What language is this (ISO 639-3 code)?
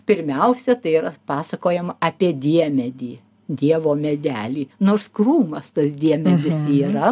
lit